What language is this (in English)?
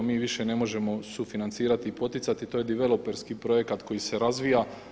Croatian